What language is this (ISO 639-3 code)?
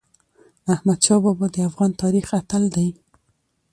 pus